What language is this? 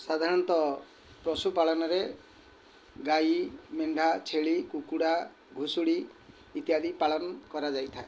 Odia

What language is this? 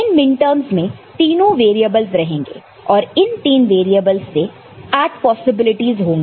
Hindi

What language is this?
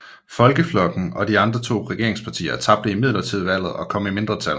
Danish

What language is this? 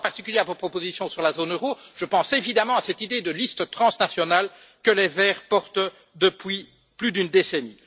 French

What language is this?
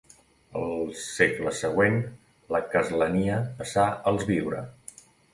Catalan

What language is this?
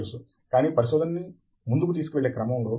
Telugu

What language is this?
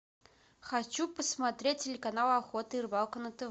Russian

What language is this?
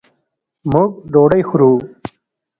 Pashto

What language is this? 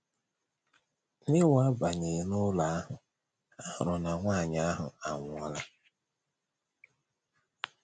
Igbo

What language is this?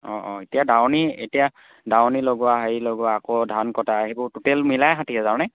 Assamese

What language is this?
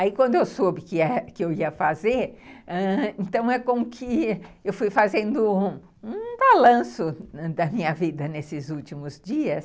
Portuguese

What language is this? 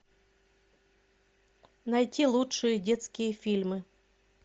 Russian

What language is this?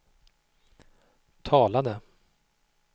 Swedish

